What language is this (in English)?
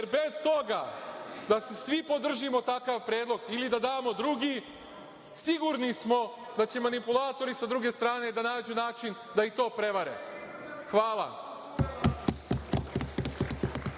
Serbian